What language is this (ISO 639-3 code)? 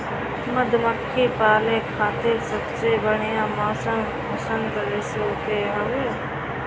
bho